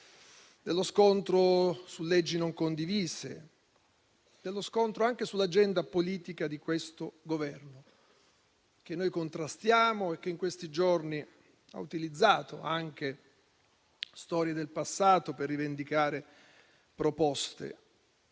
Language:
Italian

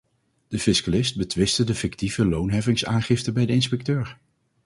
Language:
Dutch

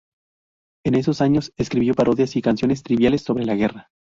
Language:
Spanish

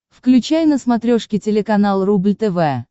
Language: Russian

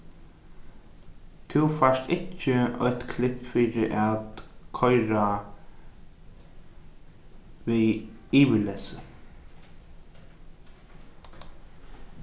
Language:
Faroese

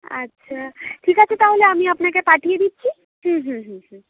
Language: Bangla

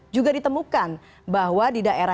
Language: Indonesian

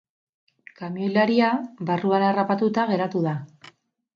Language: Basque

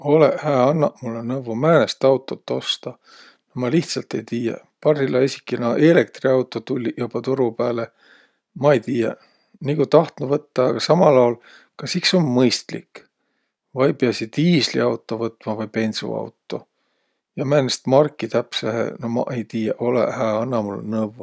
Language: Võro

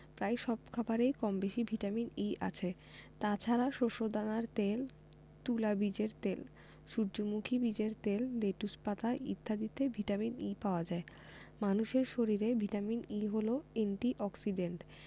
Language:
Bangla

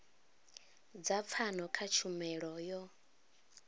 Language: Venda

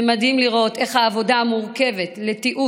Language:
Hebrew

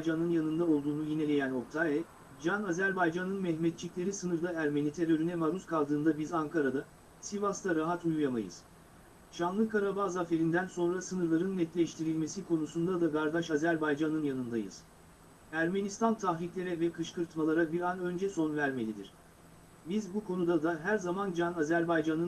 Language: Turkish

